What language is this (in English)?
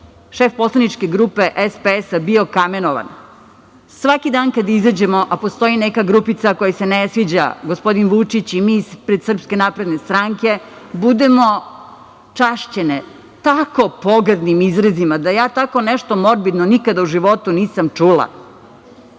Serbian